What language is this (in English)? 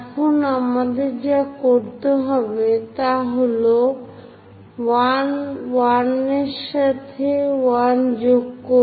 Bangla